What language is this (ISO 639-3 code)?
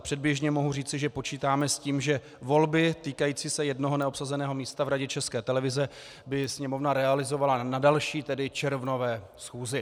ces